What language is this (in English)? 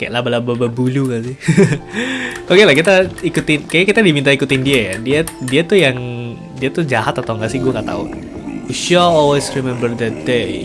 Indonesian